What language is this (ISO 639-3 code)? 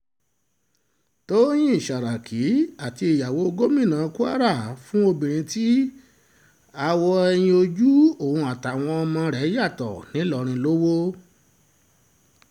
yor